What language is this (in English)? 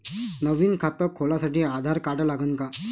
Marathi